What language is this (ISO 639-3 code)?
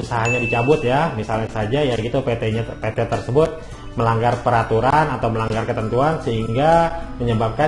ind